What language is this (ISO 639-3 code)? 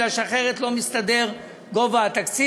heb